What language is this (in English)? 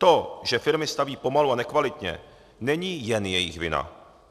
Czech